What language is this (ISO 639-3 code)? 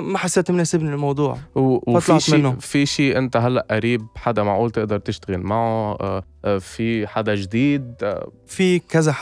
ara